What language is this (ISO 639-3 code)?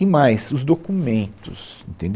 por